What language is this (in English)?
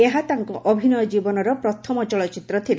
Odia